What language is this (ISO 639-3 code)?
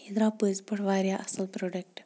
kas